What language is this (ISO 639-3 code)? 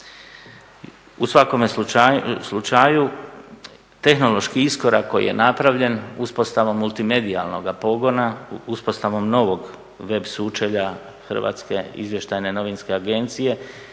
hrv